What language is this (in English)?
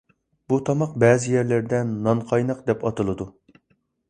Uyghur